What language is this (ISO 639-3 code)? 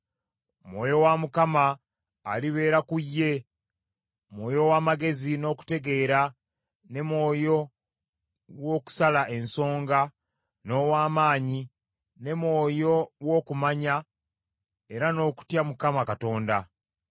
lug